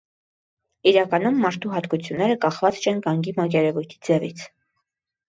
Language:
Armenian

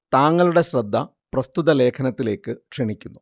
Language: Malayalam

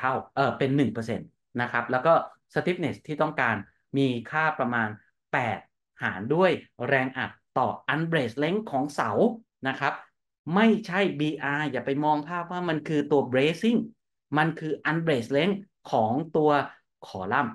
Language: Thai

